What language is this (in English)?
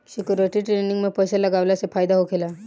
Bhojpuri